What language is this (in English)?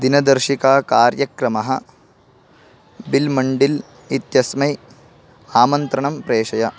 Sanskrit